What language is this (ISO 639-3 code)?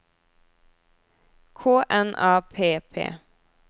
nor